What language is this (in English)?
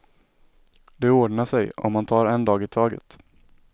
Swedish